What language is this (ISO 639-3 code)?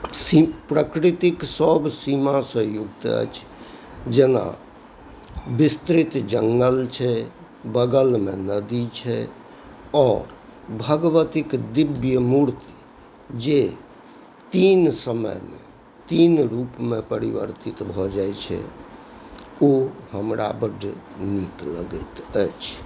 mai